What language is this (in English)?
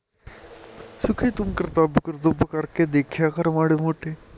Punjabi